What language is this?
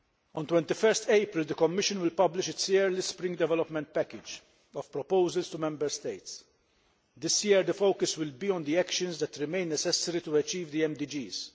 English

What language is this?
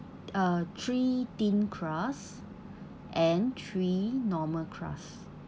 English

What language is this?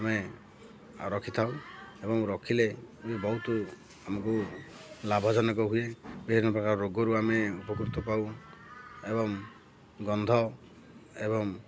Odia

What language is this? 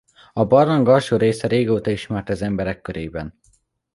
Hungarian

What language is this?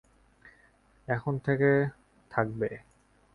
Bangla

